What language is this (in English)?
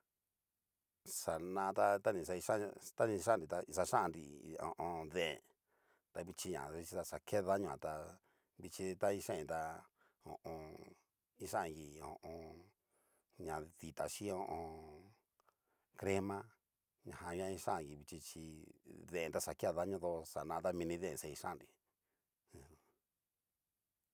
Cacaloxtepec Mixtec